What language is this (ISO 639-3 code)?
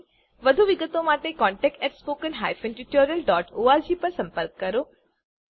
guj